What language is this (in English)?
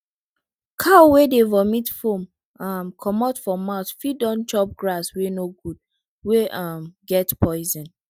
Nigerian Pidgin